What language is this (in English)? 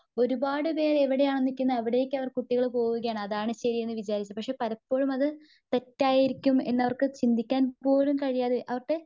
Malayalam